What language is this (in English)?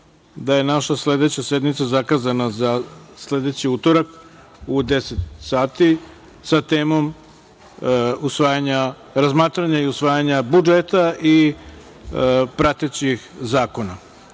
Serbian